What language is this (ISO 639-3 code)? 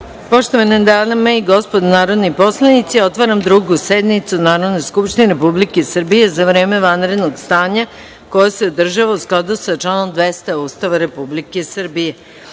srp